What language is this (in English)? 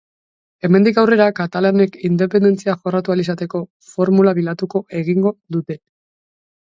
Basque